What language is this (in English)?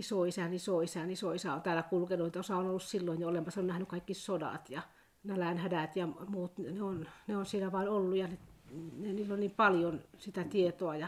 Finnish